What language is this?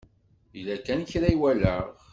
Kabyle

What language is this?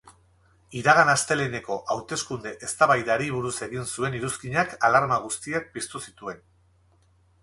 Basque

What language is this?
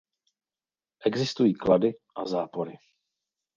Czech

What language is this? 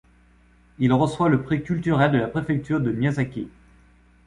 French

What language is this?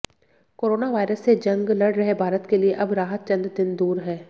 Hindi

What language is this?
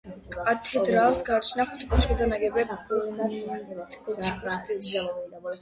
Georgian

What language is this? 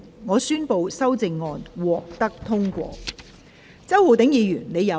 Cantonese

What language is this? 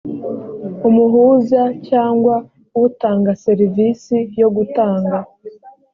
Kinyarwanda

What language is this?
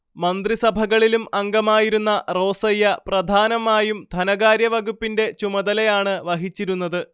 Malayalam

